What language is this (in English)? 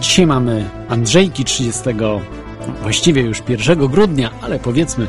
Polish